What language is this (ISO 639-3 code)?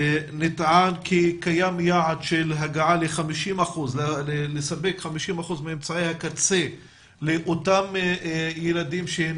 heb